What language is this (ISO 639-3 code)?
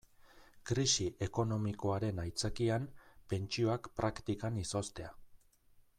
eus